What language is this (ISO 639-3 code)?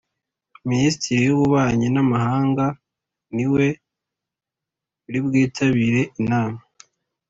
kin